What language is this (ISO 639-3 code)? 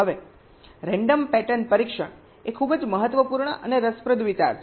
guj